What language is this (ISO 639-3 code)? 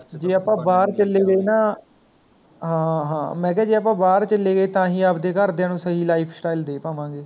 pan